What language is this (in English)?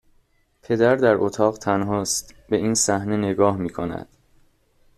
Persian